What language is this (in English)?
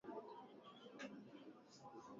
Swahili